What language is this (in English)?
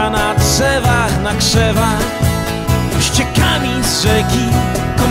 Polish